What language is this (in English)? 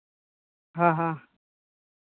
Santali